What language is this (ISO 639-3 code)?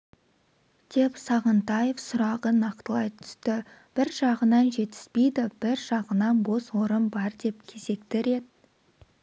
kaz